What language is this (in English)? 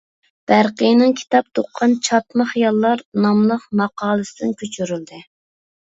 Uyghur